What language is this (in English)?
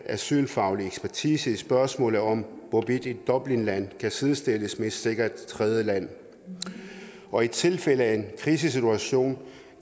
Danish